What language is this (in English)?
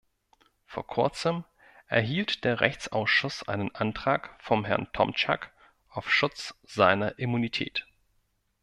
German